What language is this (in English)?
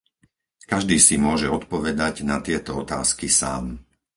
Slovak